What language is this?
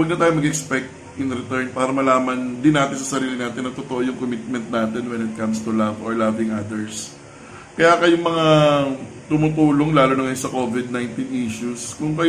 Filipino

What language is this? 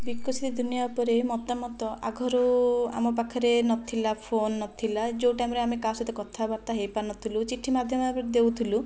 Odia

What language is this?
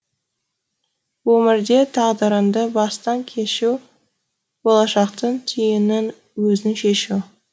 Kazakh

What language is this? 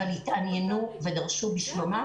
Hebrew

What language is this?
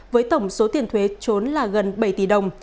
Vietnamese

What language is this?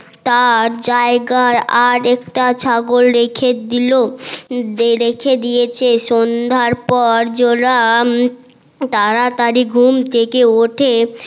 Bangla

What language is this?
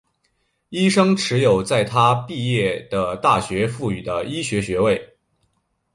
Chinese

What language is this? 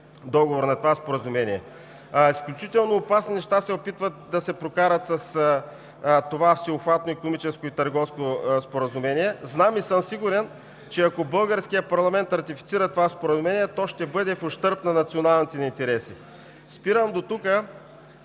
Bulgarian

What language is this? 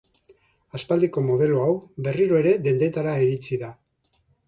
Basque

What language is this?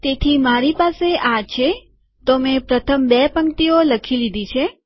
Gujarati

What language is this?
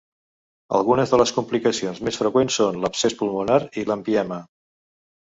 Catalan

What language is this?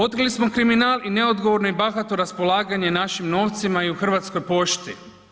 Croatian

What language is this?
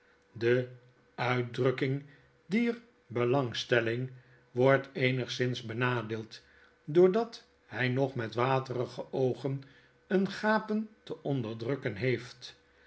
Dutch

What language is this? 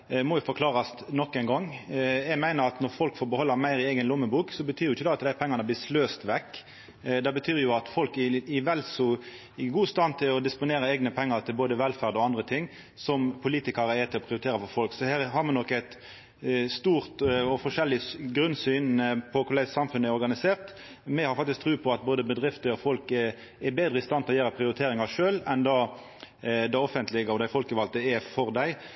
Norwegian Nynorsk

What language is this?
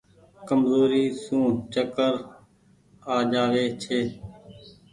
Goaria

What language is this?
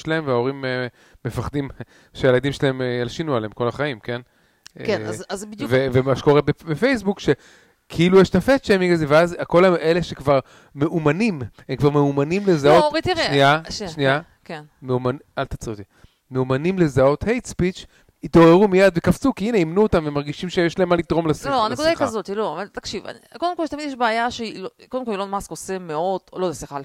Hebrew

